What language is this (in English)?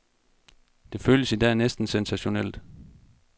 Danish